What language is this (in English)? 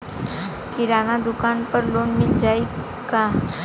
Bhojpuri